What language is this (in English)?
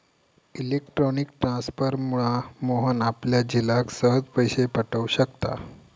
Marathi